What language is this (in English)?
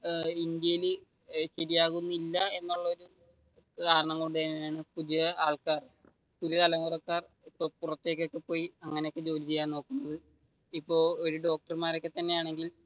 Malayalam